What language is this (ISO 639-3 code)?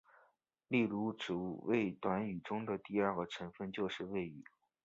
zho